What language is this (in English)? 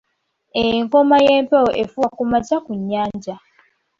Ganda